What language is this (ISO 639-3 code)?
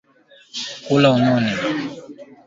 swa